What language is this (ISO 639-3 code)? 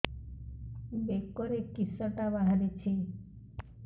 ori